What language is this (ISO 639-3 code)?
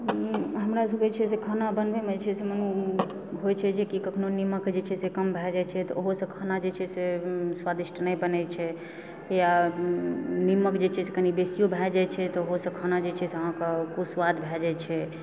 mai